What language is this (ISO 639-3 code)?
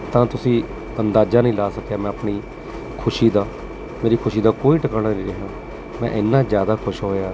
pan